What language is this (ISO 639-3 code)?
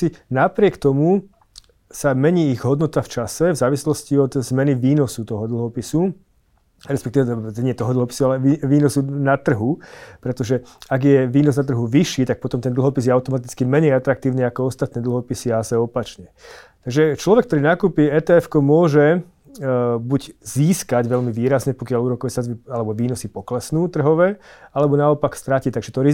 slk